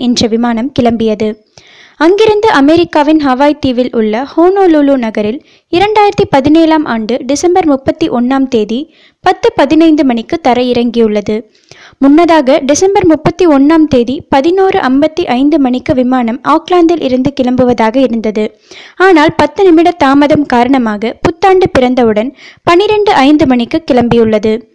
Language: Tamil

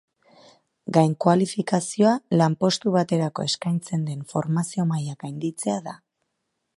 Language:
Basque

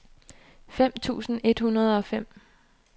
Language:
Danish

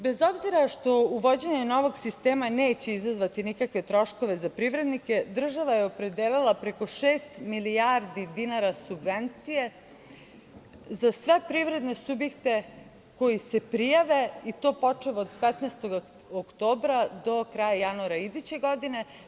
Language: Serbian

